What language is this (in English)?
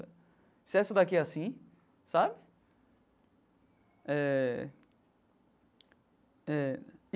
Portuguese